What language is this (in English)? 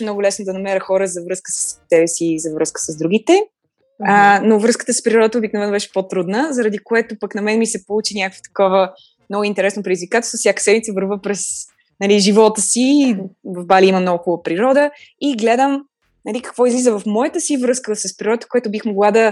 Bulgarian